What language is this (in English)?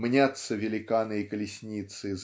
Russian